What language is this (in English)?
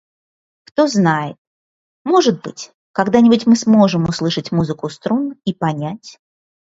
Russian